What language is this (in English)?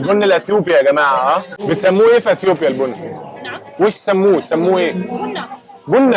Arabic